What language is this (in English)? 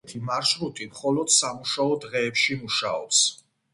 Georgian